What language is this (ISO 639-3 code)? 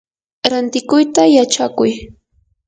qur